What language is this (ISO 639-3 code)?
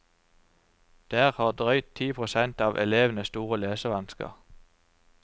nor